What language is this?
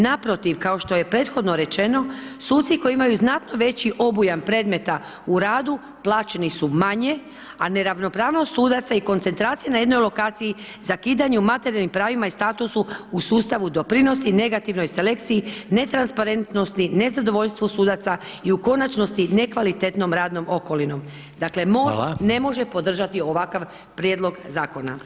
Croatian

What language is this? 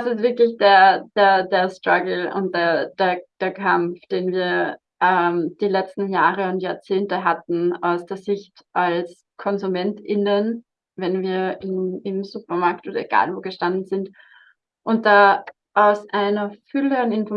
German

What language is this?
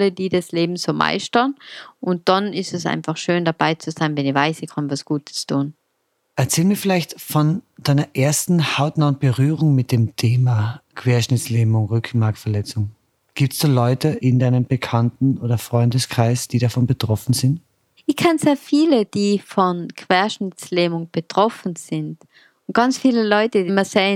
German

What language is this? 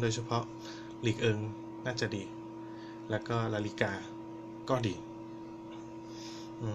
Thai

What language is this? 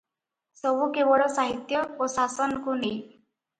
Odia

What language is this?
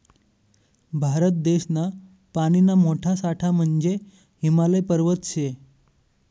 Marathi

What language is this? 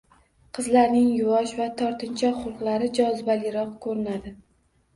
Uzbek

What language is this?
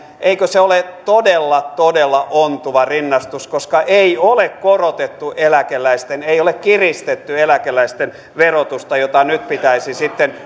Finnish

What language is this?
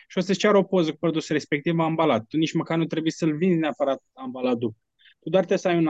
Romanian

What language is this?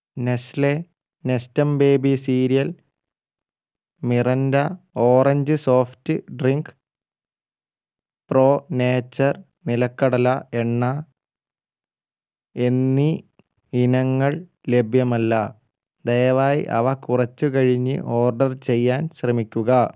Malayalam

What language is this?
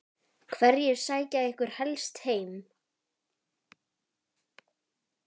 Icelandic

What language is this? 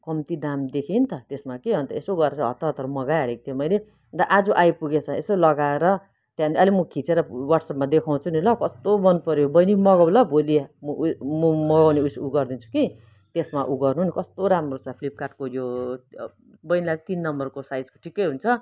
Nepali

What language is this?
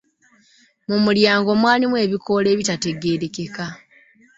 Ganda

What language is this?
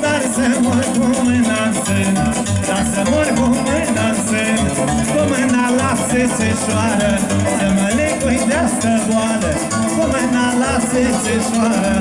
Romanian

